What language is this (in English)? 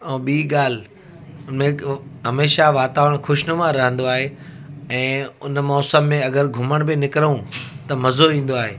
Sindhi